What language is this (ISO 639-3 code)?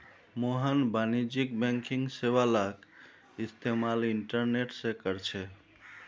mag